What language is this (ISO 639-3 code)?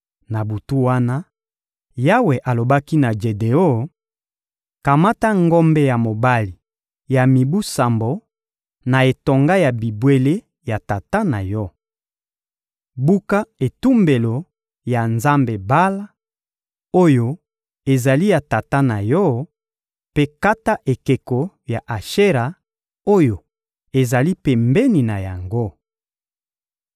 lin